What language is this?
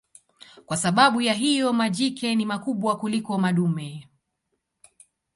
Swahili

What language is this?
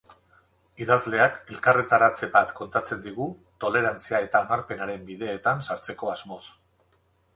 Basque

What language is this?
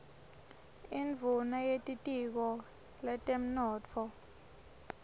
Swati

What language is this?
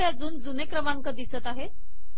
Marathi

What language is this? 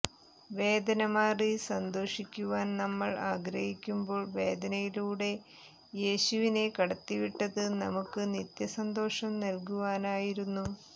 Malayalam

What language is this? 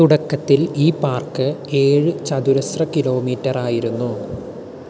Malayalam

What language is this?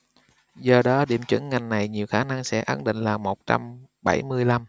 Vietnamese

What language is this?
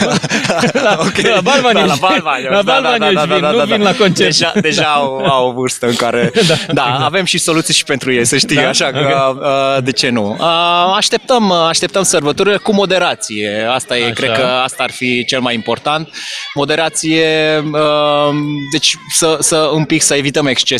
Romanian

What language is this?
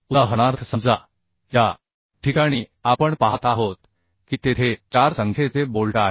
Marathi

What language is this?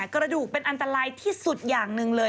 Thai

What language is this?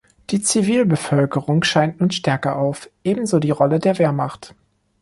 German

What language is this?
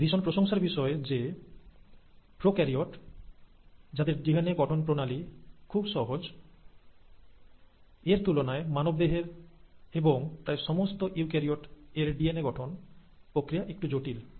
Bangla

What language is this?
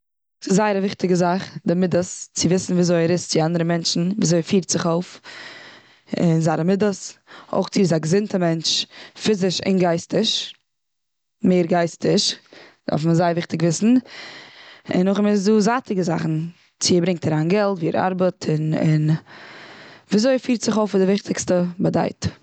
Yiddish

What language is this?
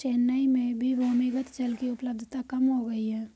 Hindi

